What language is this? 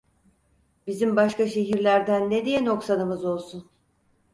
Turkish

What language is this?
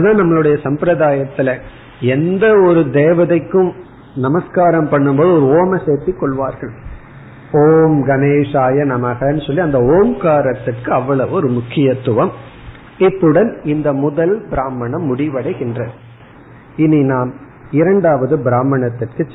Tamil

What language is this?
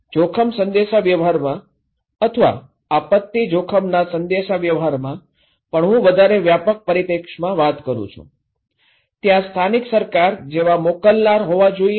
Gujarati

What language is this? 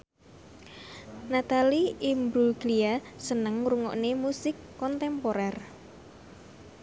Javanese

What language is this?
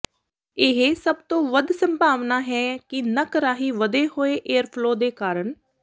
Punjabi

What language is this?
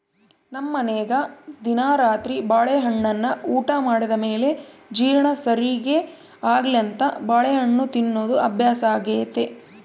Kannada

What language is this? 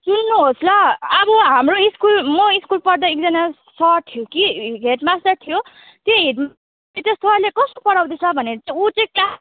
Nepali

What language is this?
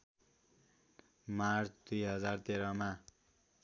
Nepali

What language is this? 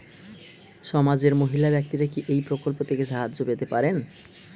Bangla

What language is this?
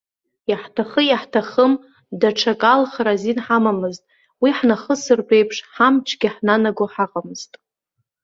Abkhazian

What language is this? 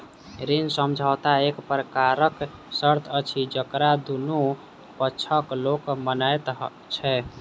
Maithili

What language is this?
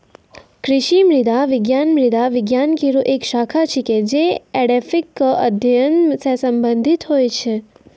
Maithili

